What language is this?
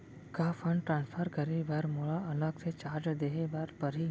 Chhattisgarhi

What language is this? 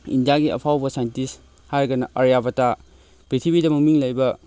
Manipuri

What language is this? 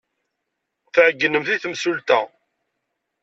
Kabyle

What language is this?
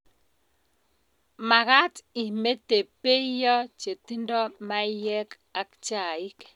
Kalenjin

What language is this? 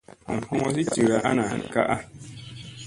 Musey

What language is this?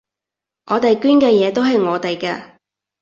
Cantonese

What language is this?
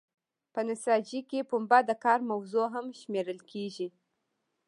Pashto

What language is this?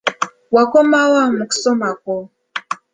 Ganda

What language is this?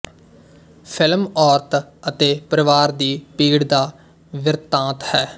Punjabi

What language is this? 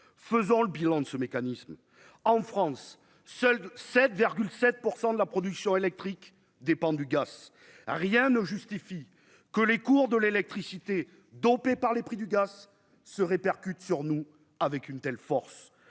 French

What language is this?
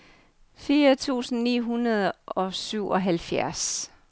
Danish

